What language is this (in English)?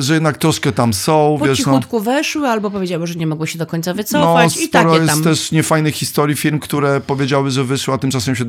Polish